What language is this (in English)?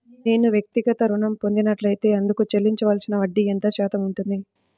Telugu